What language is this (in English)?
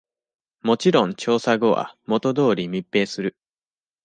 Japanese